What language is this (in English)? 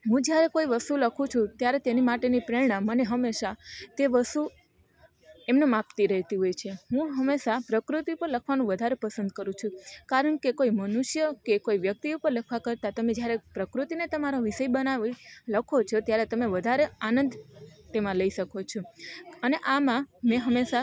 Gujarati